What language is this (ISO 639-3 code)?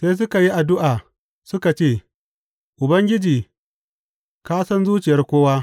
hau